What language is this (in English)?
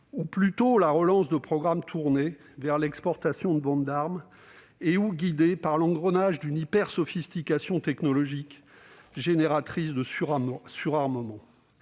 French